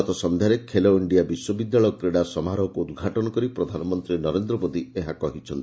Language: Odia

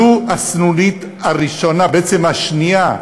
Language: Hebrew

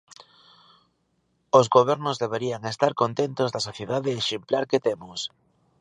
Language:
Galician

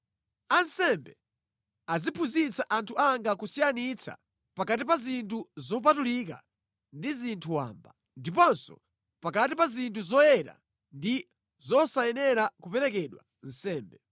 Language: Nyanja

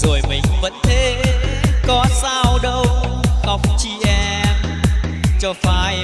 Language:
Vietnamese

